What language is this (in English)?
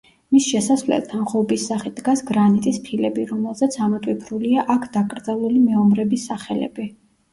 Georgian